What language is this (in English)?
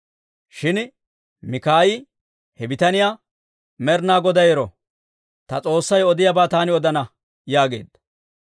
Dawro